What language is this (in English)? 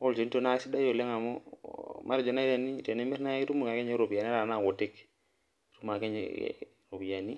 Masai